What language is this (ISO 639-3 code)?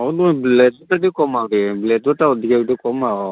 ori